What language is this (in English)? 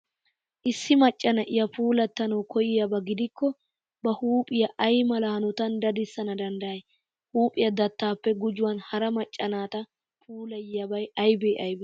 Wolaytta